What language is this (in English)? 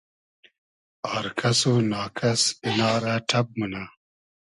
Hazaragi